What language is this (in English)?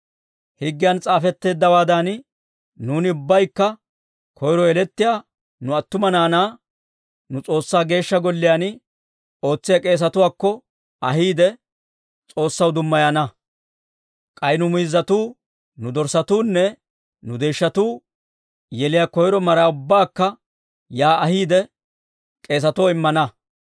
Dawro